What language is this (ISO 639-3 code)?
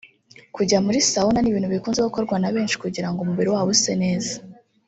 kin